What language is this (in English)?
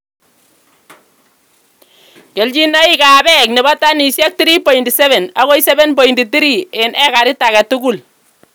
Kalenjin